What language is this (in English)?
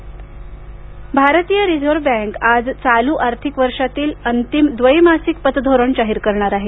Marathi